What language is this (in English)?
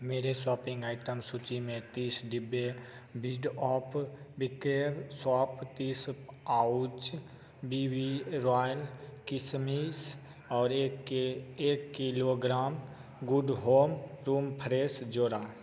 Hindi